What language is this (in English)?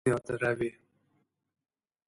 Persian